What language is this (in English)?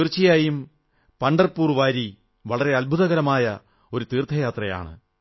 Malayalam